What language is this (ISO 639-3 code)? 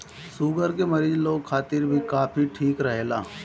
bho